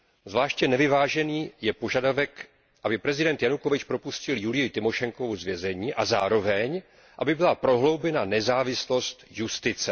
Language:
Czech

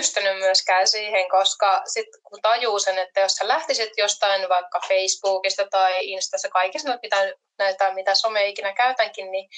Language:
Finnish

